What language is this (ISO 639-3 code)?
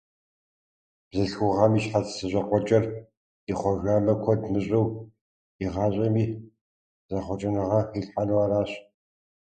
kbd